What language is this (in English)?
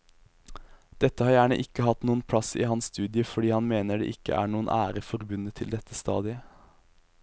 Norwegian